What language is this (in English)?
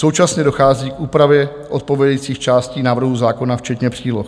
Czech